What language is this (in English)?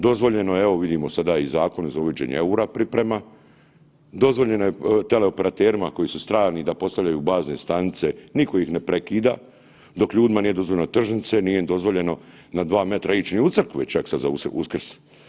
Croatian